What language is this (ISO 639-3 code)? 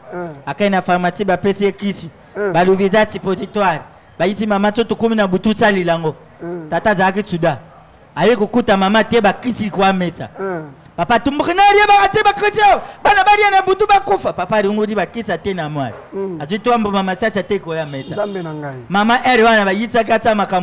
fra